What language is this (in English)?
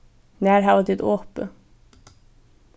Faroese